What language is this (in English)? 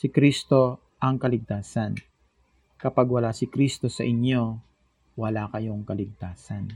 Filipino